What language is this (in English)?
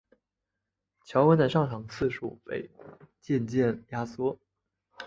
Chinese